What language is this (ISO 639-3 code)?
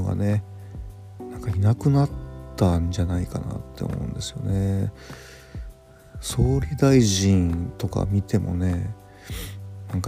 jpn